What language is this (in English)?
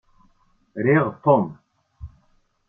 Kabyle